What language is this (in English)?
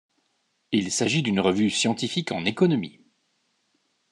French